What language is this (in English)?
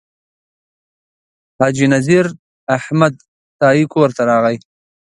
Pashto